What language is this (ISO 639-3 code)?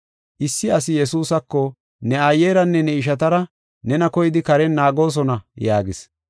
gof